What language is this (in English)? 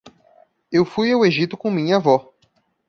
Portuguese